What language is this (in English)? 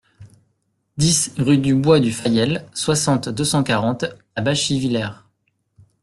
French